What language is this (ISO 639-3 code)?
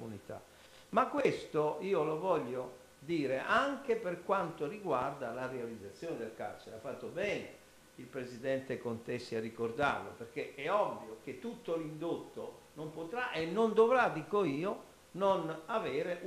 ita